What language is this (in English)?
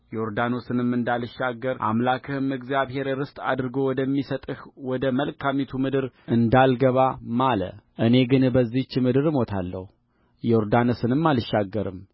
Amharic